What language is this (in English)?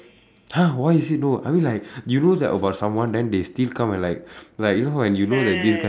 English